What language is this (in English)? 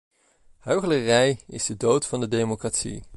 Dutch